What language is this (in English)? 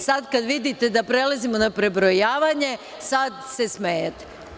Serbian